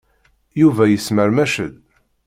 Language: Kabyle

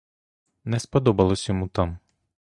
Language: Ukrainian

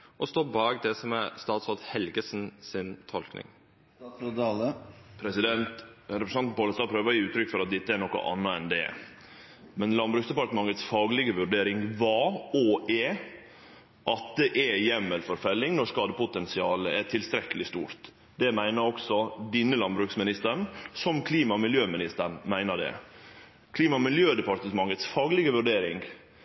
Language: Norwegian Nynorsk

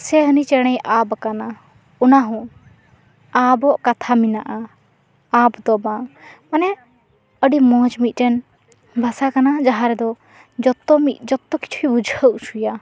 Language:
Santali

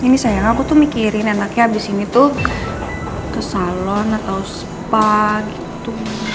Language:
Indonesian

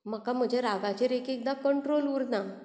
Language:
Konkani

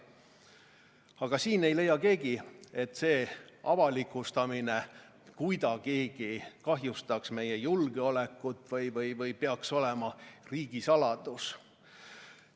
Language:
Estonian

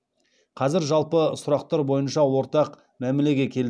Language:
Kazakh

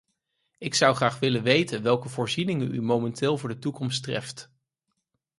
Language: Dutch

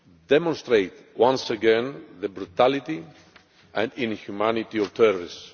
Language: English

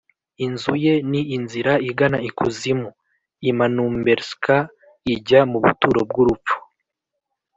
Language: Kinyarwanda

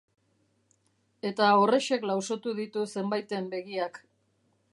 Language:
Basque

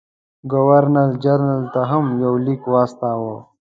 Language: Pashto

